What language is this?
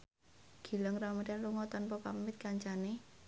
Javanese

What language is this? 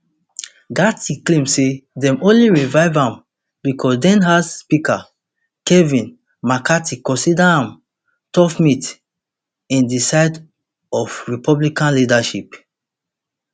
Nigerian Pidgin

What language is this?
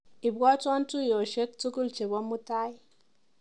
Kalenjin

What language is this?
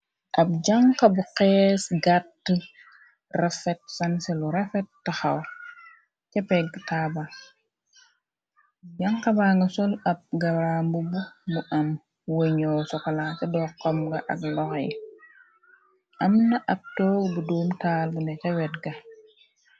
Wolof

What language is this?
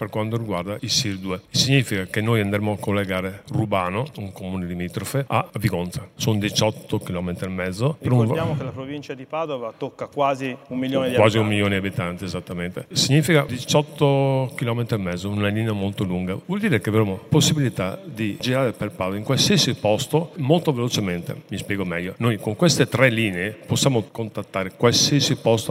Italian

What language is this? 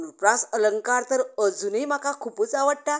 Konkani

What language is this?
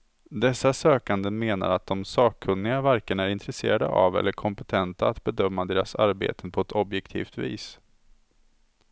Swedish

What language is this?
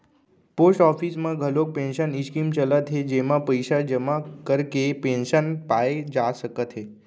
Chhattisgarhi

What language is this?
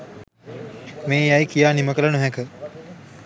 Sinhala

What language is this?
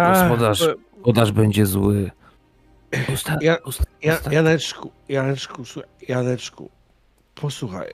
Polish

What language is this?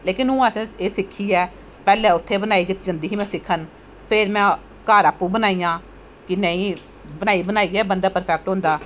Dogri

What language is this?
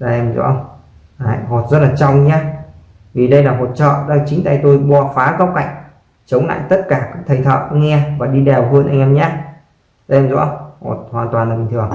Vietnamese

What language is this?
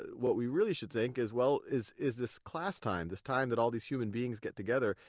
English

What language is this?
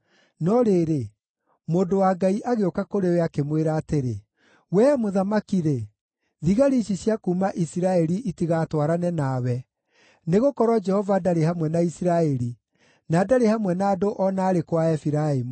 Kikuyu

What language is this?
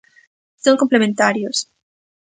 Galician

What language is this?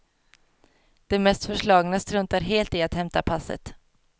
Swedish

